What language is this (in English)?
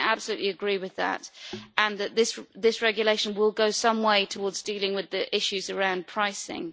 English